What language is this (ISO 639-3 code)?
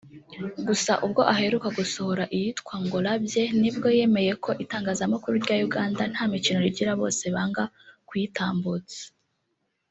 kin